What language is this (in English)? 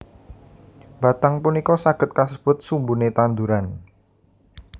Javanese